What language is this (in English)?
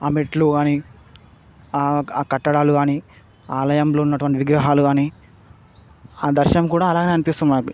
Telugu